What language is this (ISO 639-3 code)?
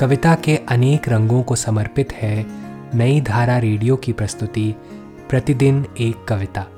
hin